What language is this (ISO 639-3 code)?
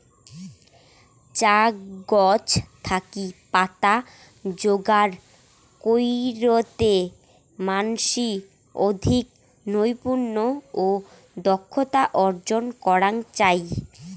ben